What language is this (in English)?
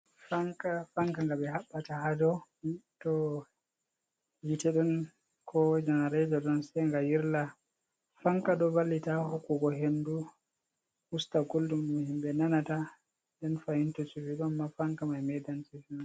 Fula